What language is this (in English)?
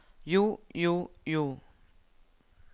Norwegian